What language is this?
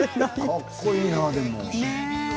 Japanese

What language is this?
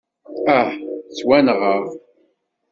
Kabyle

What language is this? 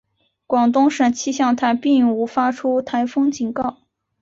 Chinese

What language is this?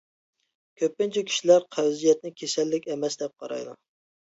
Uyghur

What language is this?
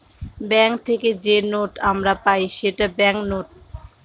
Bangla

